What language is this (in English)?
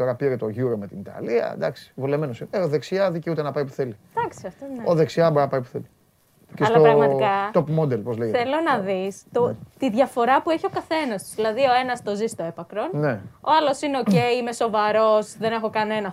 Greek